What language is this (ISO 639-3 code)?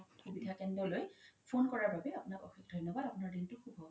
asm